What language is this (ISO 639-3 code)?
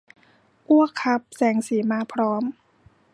tha